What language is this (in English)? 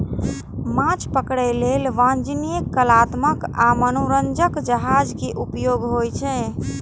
Maithili